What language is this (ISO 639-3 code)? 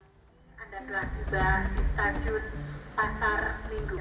ind